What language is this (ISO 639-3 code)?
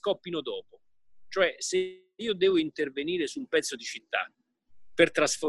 ita